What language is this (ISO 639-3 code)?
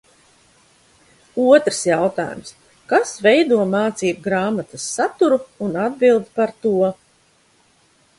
lav